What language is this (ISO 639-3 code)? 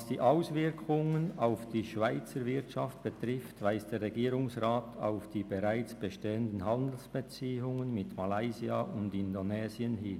gsw